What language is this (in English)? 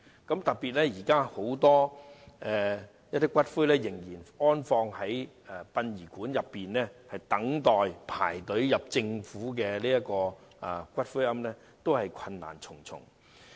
Cantonese